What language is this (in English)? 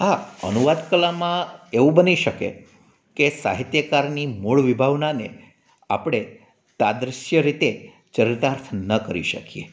Gujarati